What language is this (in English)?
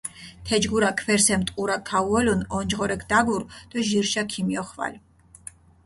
Mingrelian